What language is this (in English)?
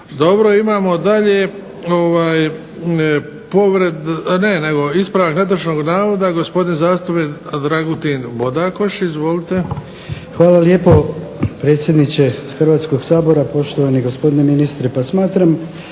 Croatian